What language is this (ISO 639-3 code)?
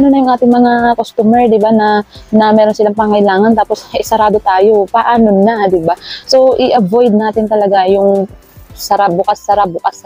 fil